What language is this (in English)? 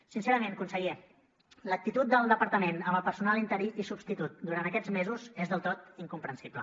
Catalan